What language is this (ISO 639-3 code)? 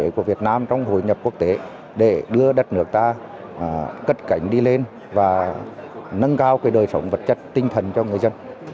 vie